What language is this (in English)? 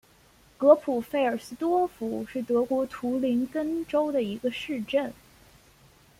Chinese